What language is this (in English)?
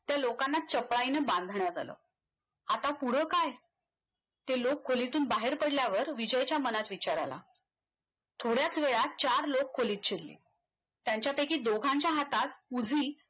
Marathi